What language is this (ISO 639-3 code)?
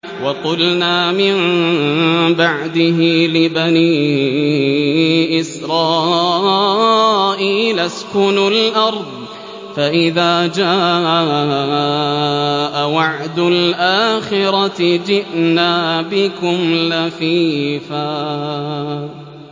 ara